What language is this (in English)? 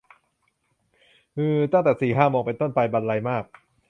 Thai